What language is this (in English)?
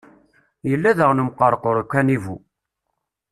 Kabyle